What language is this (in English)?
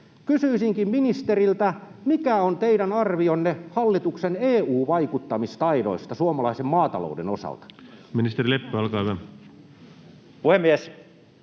Finnish